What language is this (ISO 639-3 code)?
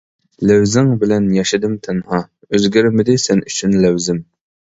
uig